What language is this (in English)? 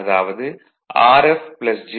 Tamil